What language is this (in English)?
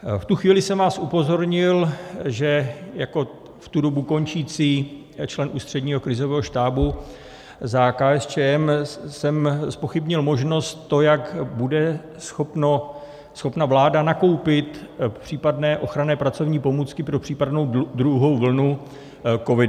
Czech